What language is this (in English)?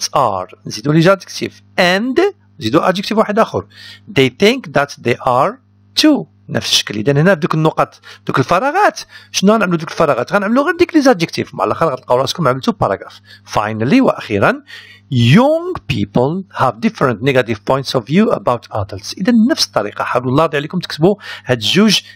Arabic